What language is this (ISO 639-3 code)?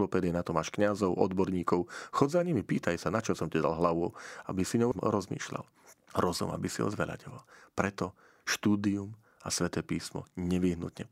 slk